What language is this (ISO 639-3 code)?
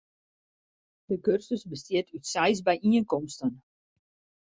fry